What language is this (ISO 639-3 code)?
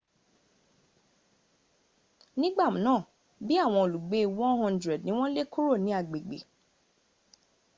yor